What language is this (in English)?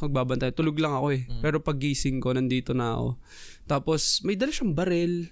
Filipino